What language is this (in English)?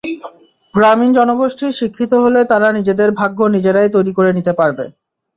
Bangla